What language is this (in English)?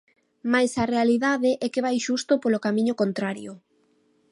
Galician